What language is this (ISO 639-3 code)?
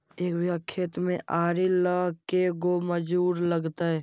mag